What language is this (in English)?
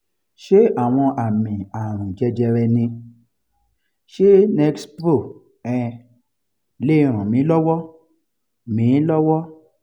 Yoruba